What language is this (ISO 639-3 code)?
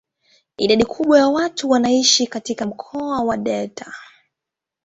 swa